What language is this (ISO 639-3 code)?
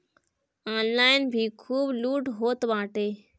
bho